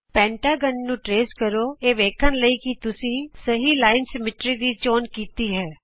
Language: Punjabi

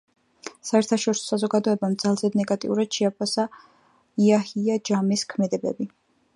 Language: Georgian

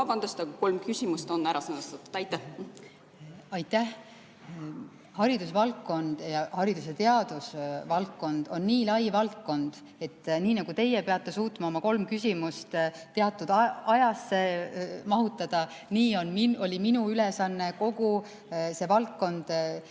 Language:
Estonian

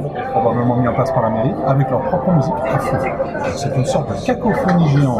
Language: French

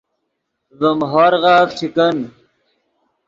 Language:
Yidgha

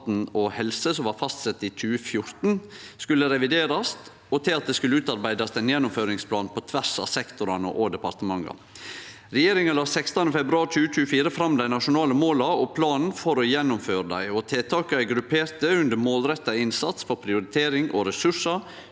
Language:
Norwegian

